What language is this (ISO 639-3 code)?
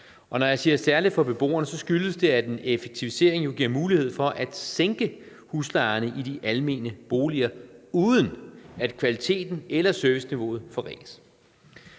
dan